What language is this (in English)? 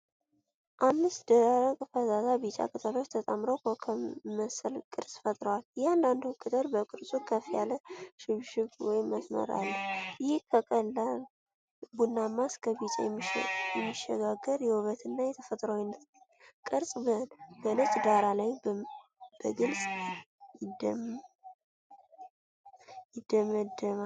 Amharic